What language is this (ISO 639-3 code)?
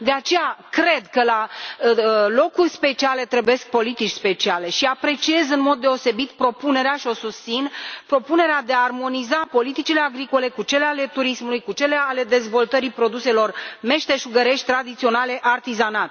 ron